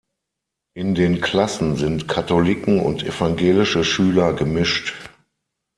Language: German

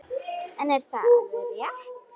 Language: Icelandic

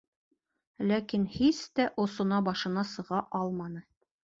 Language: Bashkir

